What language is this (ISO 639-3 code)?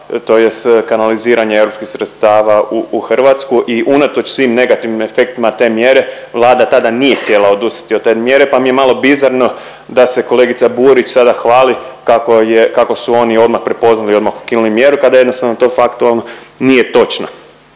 hrv